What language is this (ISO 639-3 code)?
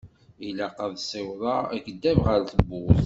kab